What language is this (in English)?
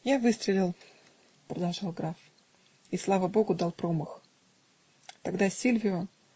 Russian